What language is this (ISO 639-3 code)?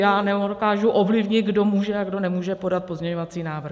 ces